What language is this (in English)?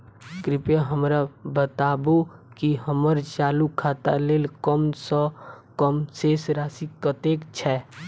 Maithili